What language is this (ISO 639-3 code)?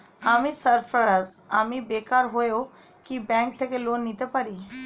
ben